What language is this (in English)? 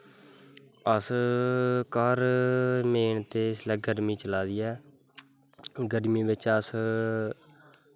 Dogri